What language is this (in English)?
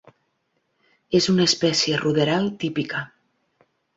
Catalan